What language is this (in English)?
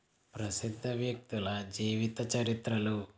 Telugu